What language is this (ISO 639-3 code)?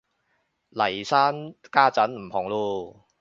yue